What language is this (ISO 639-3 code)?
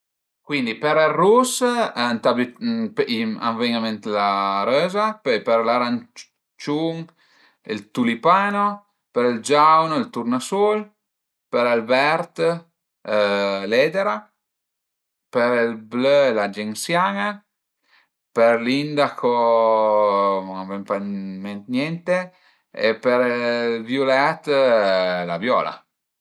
pms